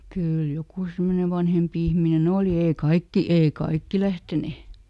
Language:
Finnish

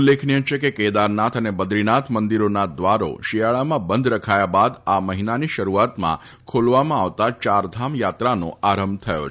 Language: Gujarati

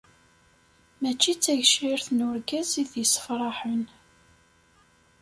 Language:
Kabyle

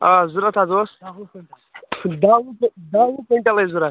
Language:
Kashmiri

